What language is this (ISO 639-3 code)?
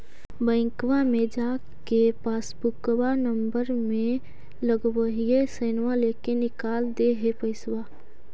mag